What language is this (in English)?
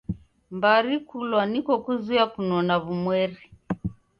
Taita